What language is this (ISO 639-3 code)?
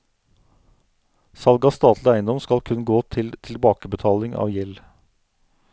nor